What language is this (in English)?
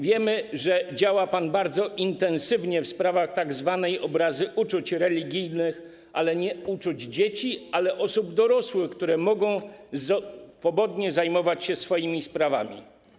Polish